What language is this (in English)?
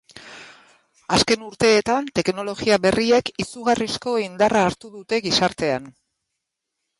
Basque